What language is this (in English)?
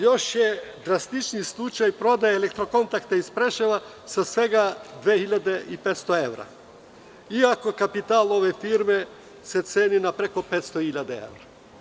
Serbian